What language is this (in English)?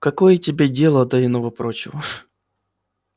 Russian